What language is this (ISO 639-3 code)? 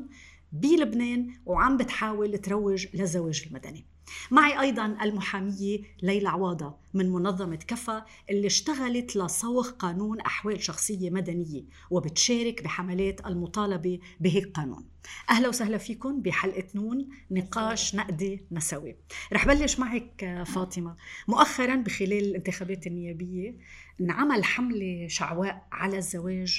ara